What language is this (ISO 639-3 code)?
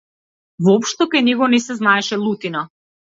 mkd